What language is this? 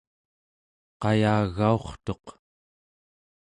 Central Yupik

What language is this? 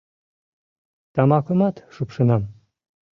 Mari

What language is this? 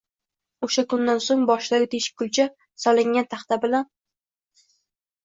Uzbek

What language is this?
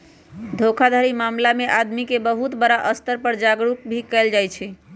Magahi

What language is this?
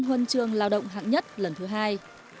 Vietnamese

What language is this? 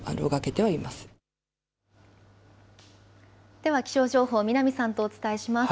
Japanese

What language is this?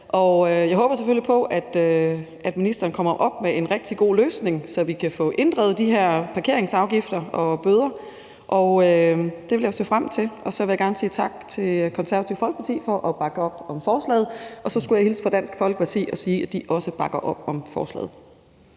Danish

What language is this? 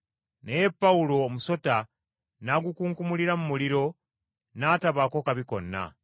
Ganda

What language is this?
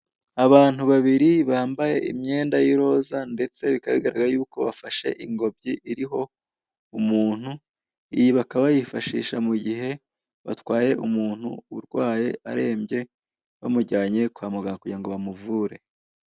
Kinyarwanda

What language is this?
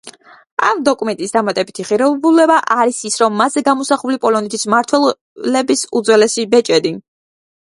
Georgian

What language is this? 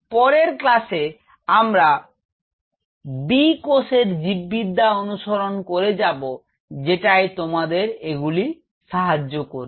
Bangla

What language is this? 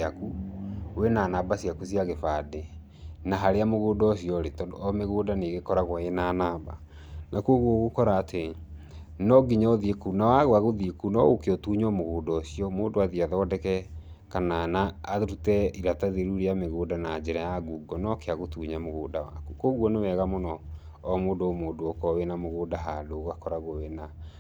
Kikuyu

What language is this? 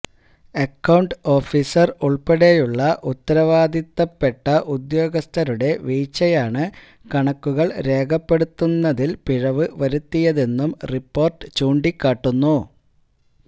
Malayalam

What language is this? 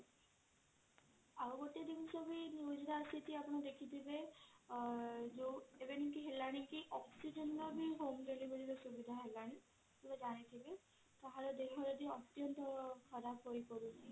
Odia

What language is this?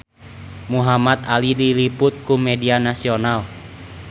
Sundanese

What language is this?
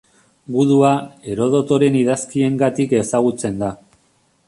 Basque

